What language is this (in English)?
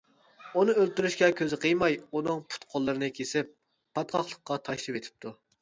Uyghur